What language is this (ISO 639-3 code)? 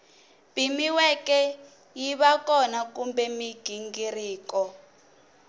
tso